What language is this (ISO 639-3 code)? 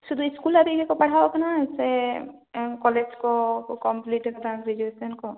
sat